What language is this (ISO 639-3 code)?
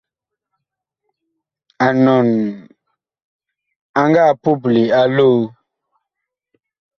bkh